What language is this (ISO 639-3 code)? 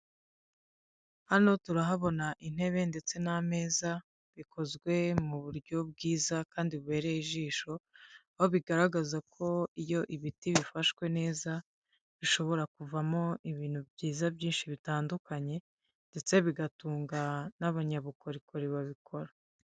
kin